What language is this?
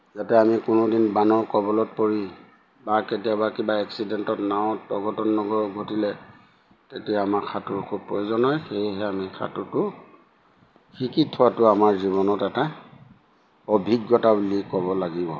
Assamese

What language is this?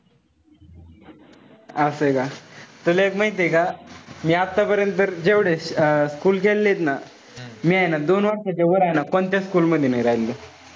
Marathi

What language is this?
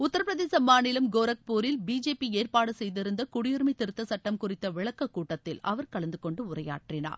Tamil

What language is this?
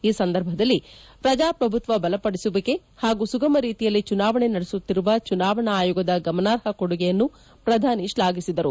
Kannada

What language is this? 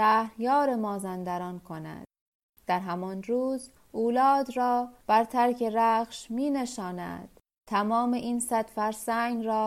Persian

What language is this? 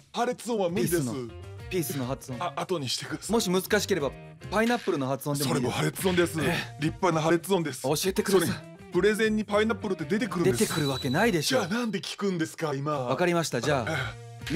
Japanese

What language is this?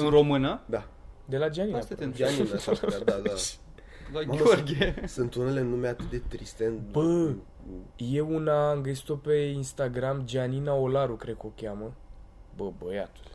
Romanian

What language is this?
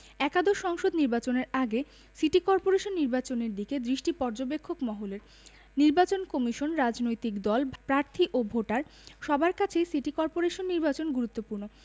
Bangla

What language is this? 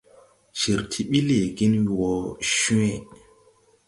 Tupuri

